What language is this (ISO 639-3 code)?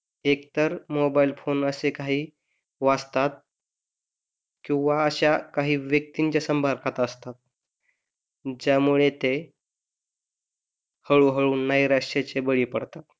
mar